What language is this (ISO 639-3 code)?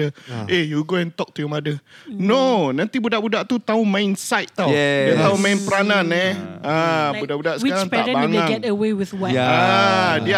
msa